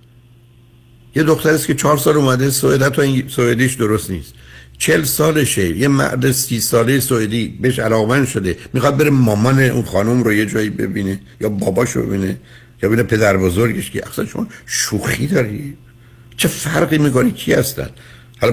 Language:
Persian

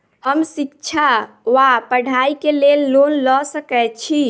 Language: Maithili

